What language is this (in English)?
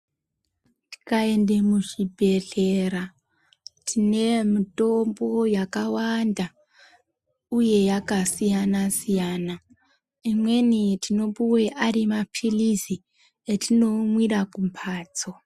Ndau